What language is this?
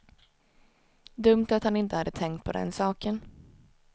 Swedish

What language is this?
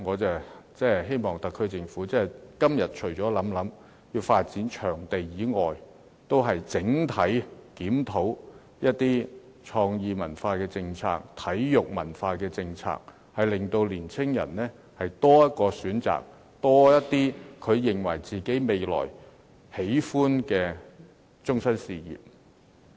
Cantonese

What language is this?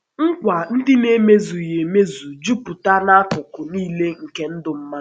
Igbo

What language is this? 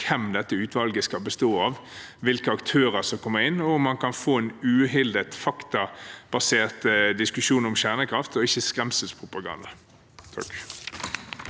Norwegian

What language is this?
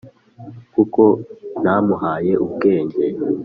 Kinyarwanda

